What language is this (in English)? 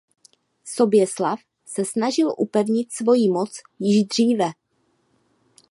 Czech